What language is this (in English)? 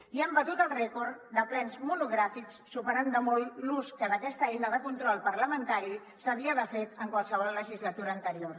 Catalan